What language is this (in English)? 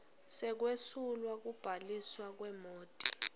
Swati